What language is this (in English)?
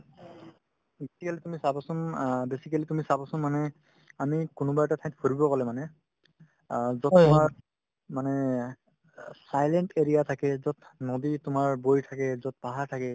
Assamese